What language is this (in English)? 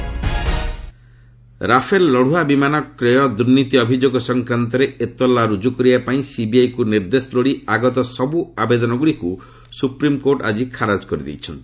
Odia